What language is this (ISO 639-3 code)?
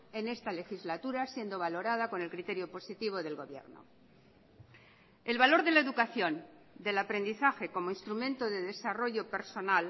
spa